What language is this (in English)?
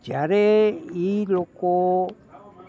Gujarati